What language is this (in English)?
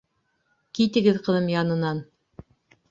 Bashkir